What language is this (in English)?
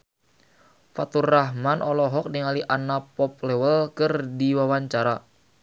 Sundanese